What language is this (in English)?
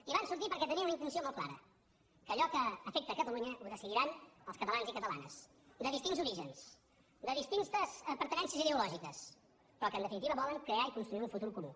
Catalan